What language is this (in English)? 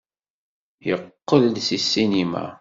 Kabyle